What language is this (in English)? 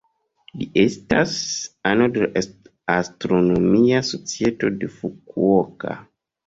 Esperanto